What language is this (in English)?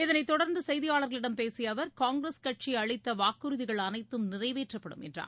Tamil